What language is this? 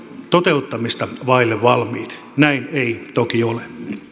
Finnish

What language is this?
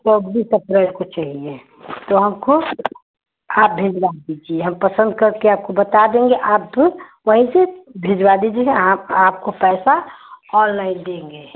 Hindi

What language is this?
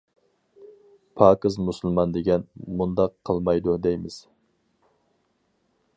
Uyghur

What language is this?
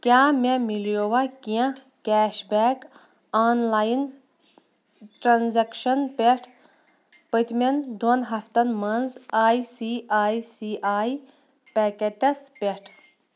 Kashmiri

